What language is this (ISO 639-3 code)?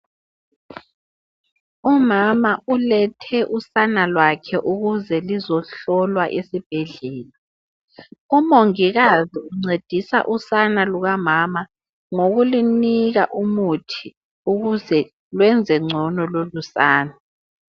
nde